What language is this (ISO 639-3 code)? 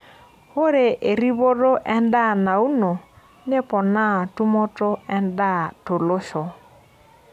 mas